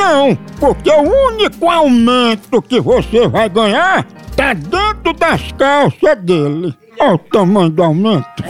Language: Portuguese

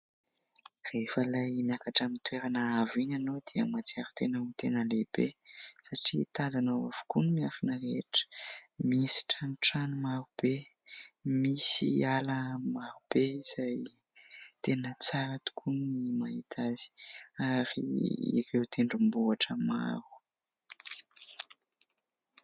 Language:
Malagasy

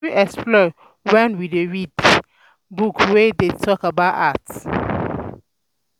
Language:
Nigerian Pidgin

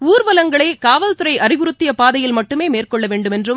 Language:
Tamil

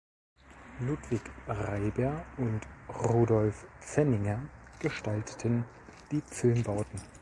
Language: German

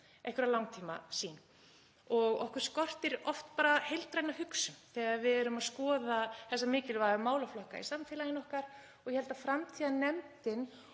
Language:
Icelandic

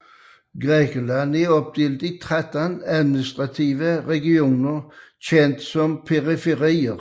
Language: Danish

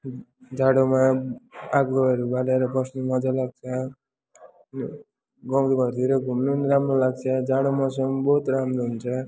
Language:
Nepali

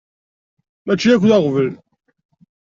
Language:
Kabyle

